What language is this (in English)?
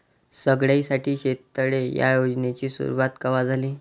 Marathi